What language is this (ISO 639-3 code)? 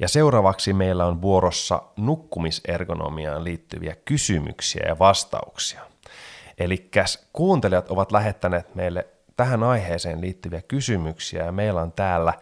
fin